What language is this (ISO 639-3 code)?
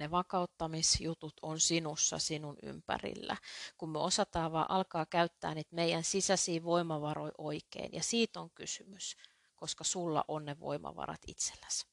fin